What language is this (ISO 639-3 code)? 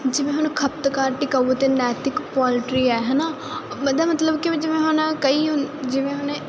pan